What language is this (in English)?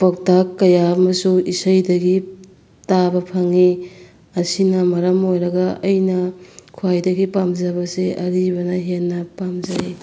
Manipuri